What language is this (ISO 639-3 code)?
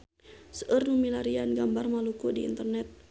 sun